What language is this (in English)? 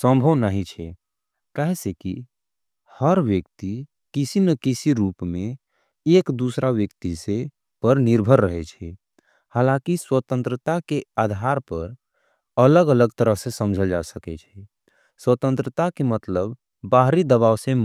Angika